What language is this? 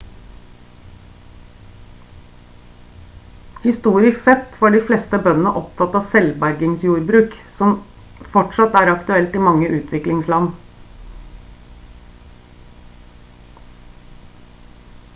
Norwegian Bokmål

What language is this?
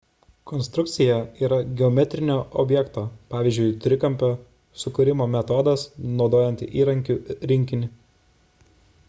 Lithuanian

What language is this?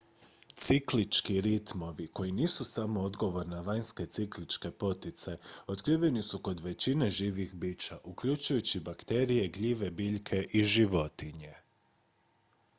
Croatian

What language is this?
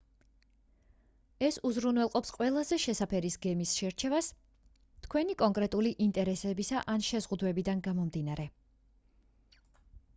Georgian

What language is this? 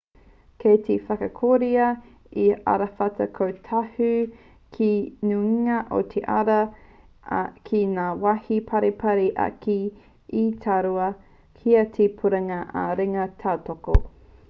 Māori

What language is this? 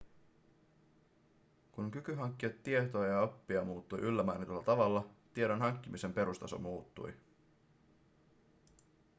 Finnish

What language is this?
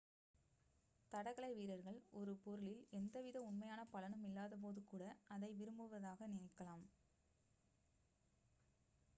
Tamil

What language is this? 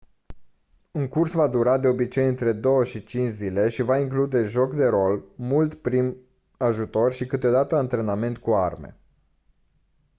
Romanian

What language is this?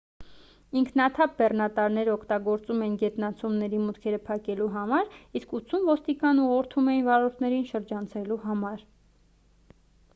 Armenian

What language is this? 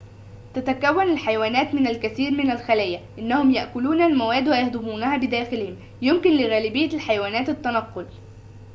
Arabic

